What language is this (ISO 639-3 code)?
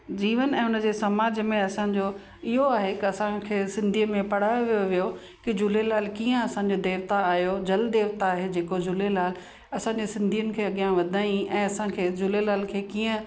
snd